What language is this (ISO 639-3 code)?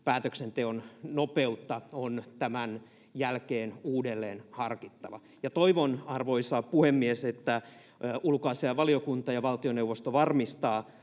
fin